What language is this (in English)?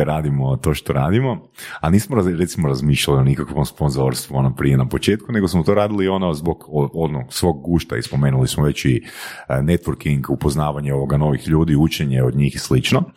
Croatian